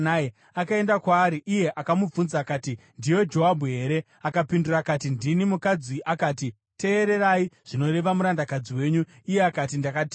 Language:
Shona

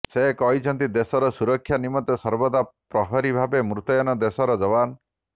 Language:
Odia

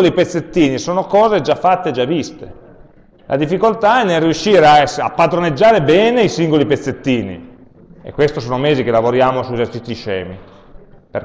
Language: Italian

